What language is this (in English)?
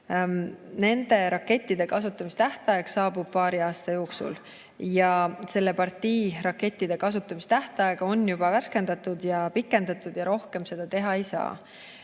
Estonian